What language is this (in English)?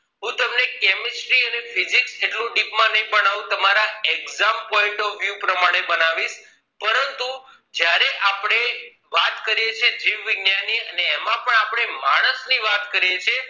Gujarati